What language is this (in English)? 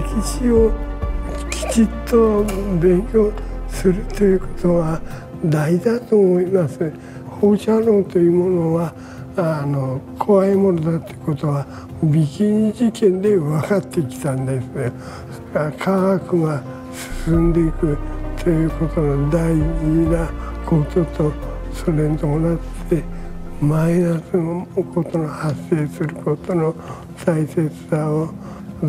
Japanese